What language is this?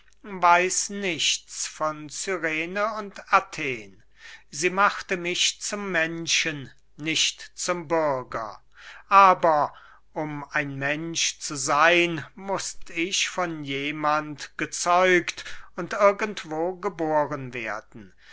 German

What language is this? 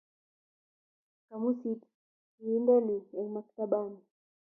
Kalenjin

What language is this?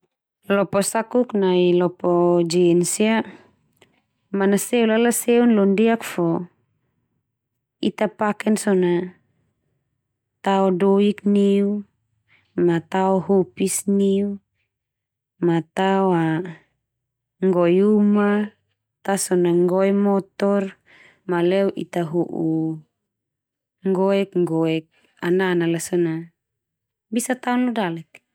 Termanu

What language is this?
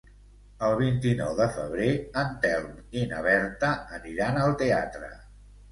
Catalan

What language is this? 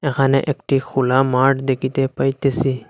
Bangla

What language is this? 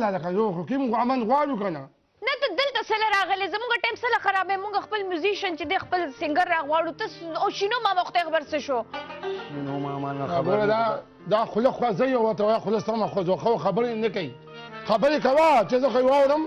Arabic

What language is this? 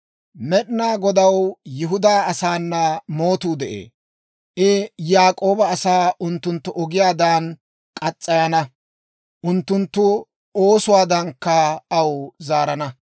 Dawro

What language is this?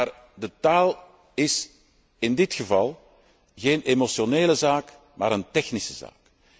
Dutch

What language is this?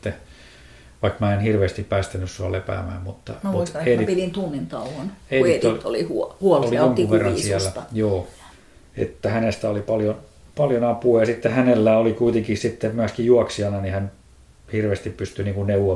Finnish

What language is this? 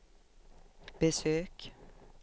Swedish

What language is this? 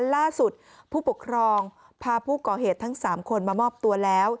Thai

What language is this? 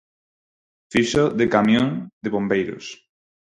Galician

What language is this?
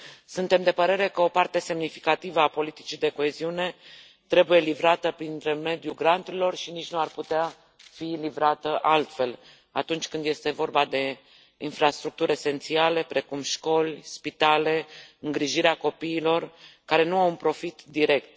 Romanian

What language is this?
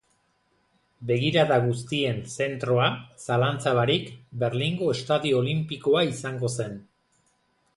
Basque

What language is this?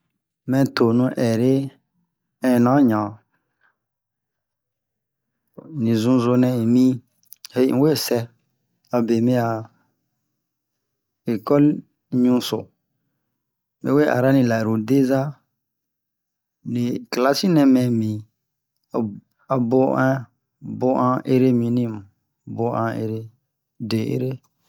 Bomu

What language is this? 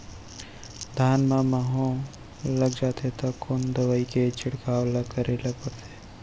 Chhattisgarhi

